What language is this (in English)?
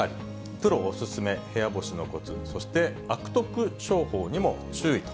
Japanese